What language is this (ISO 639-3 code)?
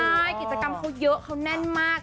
tha